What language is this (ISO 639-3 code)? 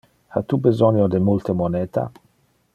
ina